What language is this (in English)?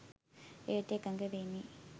Sinhala